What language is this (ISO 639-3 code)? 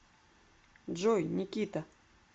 rus